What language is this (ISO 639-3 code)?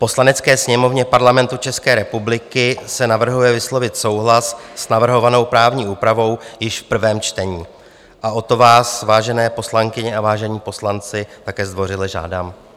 ces